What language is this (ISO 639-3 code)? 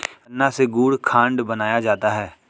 hin